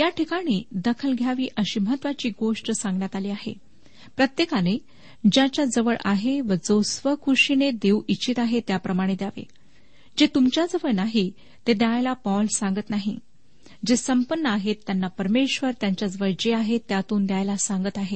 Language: Marathi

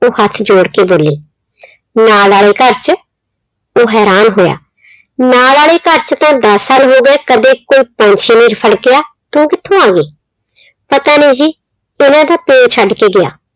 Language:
Punjabi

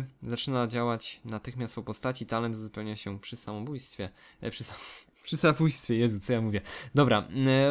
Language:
Polish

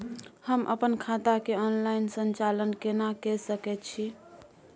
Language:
Maithili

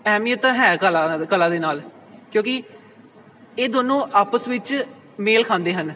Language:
Punjabi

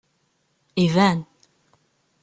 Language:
Kabyle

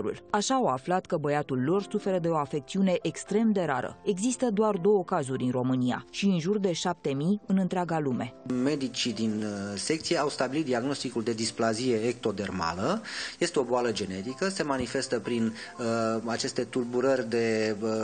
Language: Romanian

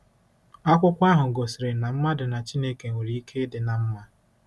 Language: Igbo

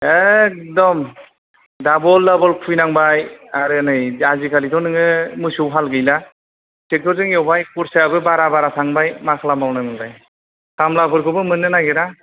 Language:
Bodo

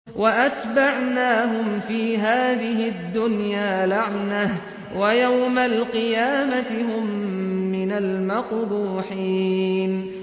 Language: Arabic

